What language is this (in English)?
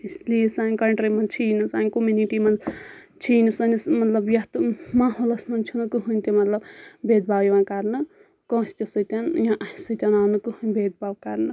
Kashmiri